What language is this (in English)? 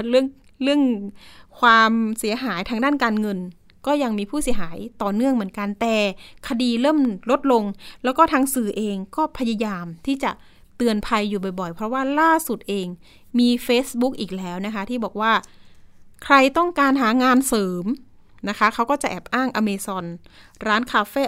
Thai